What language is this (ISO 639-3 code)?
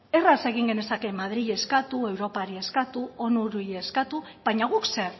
eus